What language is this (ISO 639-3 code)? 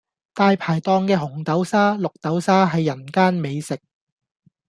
yue